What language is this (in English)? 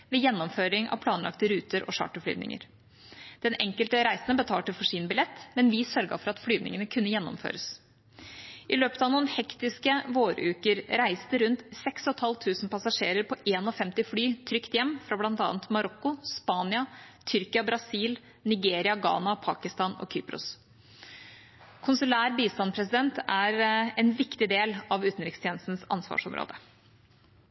Norwegian Bokmål